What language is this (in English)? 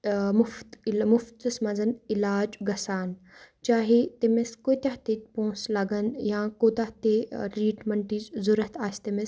Kashmiri